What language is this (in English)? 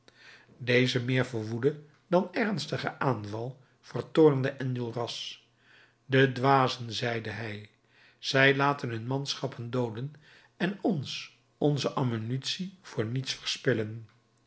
Dutch